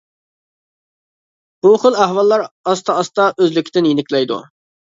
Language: Uyghur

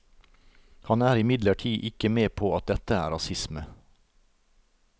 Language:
Norwegian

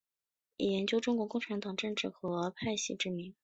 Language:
Chinese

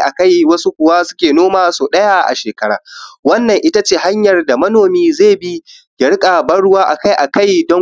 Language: Hausa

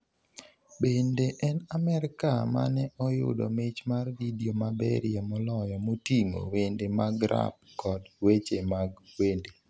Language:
Luo (Kenya and Tanzania)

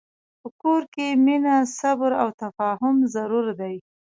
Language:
Pashto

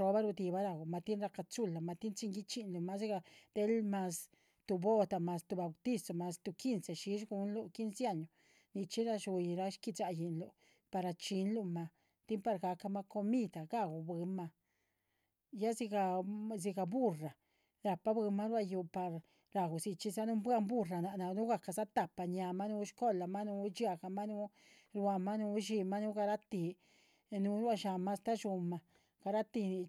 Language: Chichicapan Zapotec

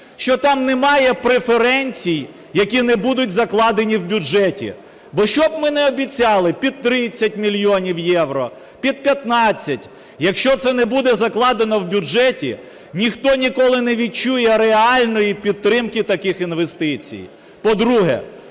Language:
Ukrainian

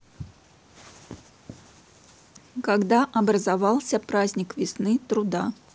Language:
Russian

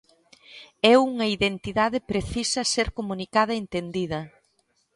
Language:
Galician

